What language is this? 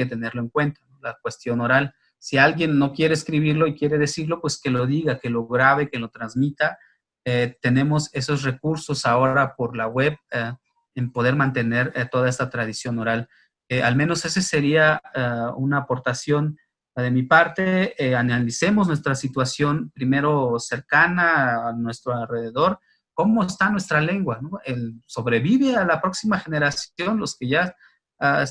Spanish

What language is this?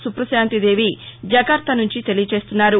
Telugu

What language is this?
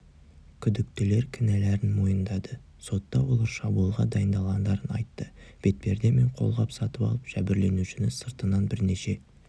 Kazakh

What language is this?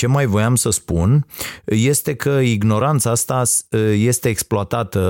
Romanian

